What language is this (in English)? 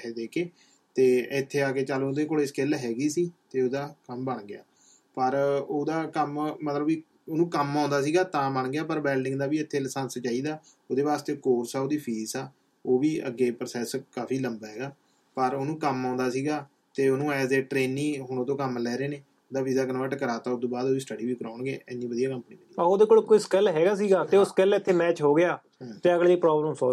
Punjabi